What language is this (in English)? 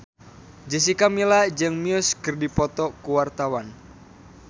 Sundanese